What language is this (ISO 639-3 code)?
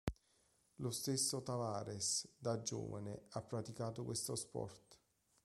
ita